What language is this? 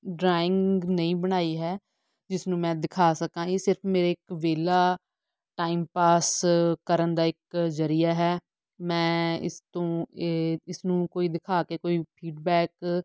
Punjabi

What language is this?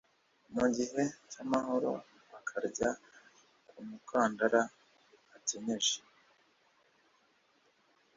Kinyarwanda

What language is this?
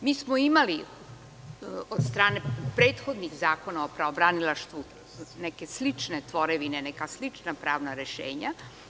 Serbian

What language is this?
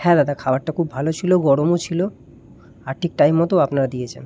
Bangla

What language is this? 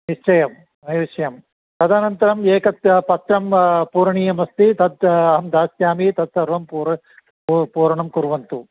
Sanskrit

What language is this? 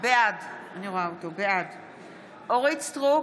Hebrew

